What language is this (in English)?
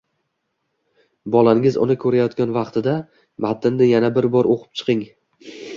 Uzbek